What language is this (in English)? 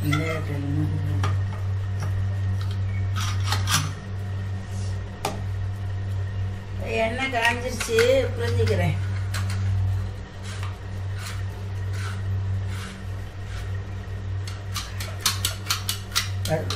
Tamil